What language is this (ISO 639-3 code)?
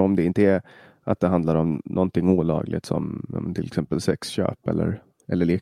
swe